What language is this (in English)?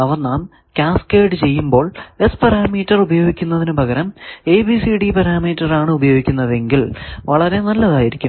Malayalam